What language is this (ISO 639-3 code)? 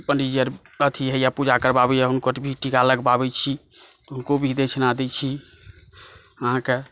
mai